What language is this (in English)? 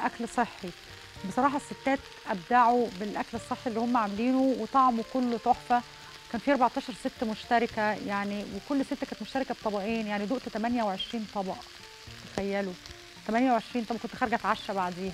Arabic